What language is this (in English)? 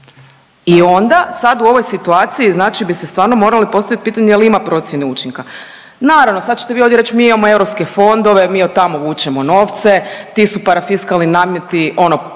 Croatian